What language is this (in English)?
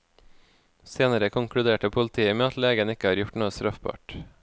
Norwegian